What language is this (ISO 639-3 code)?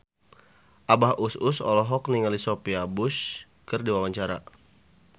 sun